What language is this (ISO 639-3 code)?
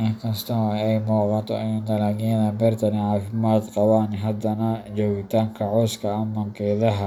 som